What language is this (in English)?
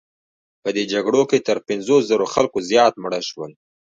Pashto